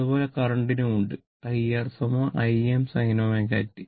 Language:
Malayalam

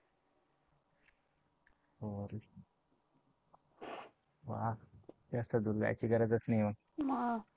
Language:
Marathi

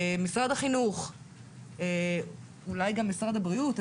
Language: Hebrew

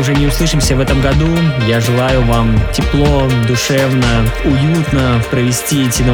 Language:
Russian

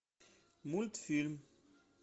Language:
Russian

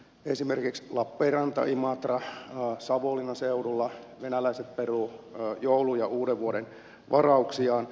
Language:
Finnish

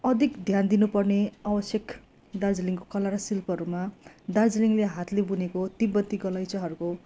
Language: Nepali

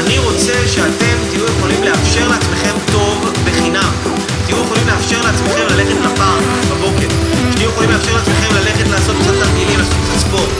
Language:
Hebrew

